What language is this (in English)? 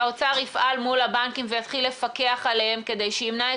Hebrew